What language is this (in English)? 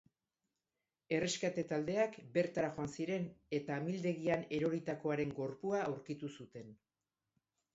Basque